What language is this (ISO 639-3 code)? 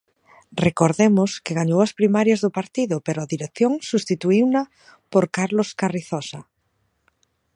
glg